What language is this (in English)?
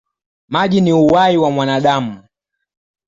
Swahili